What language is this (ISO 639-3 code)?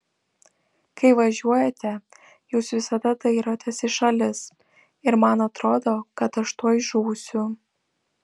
lit